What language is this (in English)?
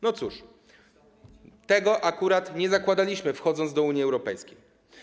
Polish